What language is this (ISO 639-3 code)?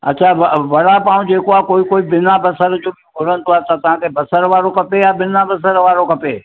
snd